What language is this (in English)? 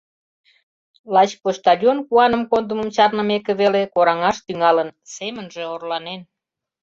Mari